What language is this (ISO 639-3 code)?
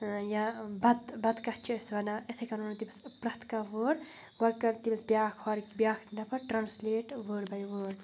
kas